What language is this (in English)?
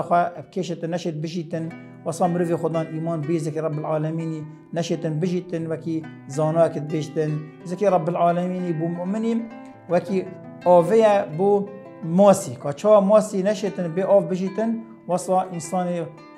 Arabic